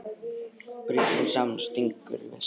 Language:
Icelandic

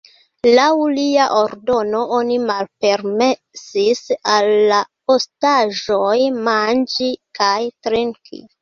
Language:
Esperanto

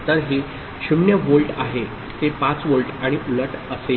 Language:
Marathi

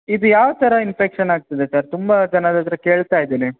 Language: Kannada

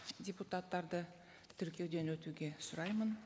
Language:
Kazakh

